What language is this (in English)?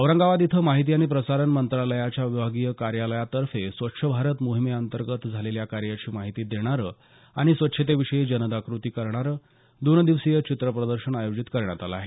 Marathi